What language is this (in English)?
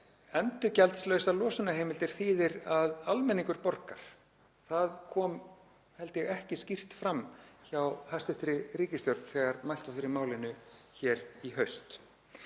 Icelandic